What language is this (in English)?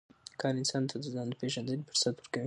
Pashto